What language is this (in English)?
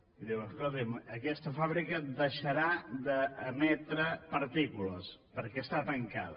Catalan